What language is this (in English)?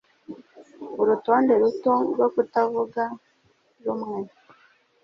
Kinyarwanda